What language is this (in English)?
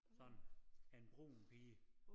Danish